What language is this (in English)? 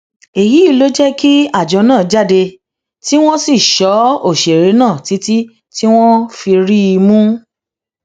Yoruba